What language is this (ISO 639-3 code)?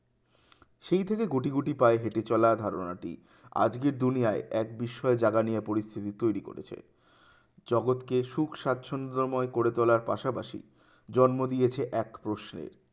ben